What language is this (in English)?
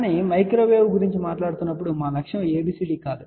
Telugu